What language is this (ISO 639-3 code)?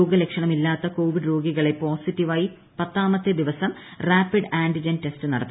mal